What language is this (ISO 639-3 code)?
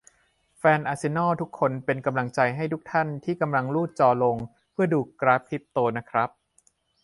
tha